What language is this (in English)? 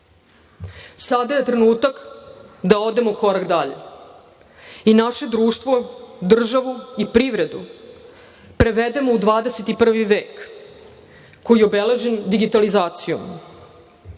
Serbian